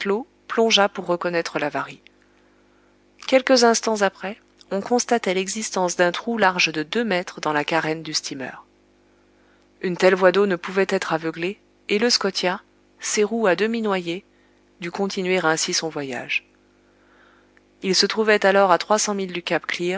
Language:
French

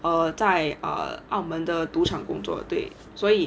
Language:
English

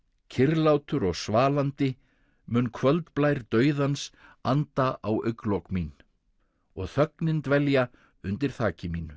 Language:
Icelandic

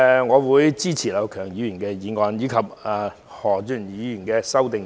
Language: Cantonese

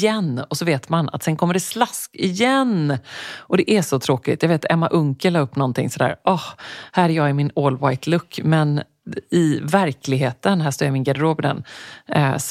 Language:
Swedish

